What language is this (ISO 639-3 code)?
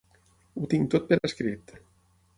cat